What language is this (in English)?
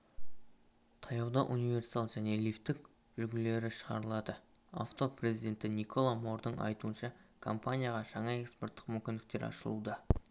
Kazakh